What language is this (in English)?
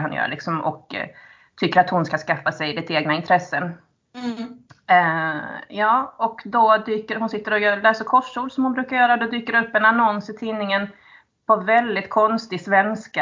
Swedish